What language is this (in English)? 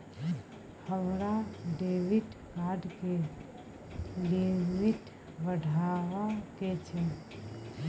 Maithili